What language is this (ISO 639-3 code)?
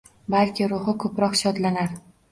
uzb